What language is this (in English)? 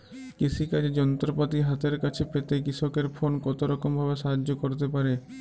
Bangla